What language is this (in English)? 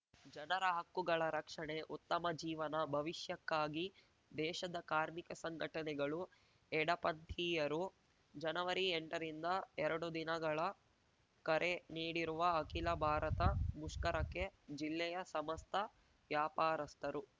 Kannada